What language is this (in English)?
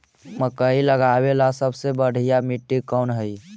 Magahi